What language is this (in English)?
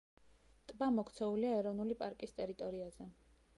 Georgian